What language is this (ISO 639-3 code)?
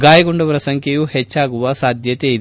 kan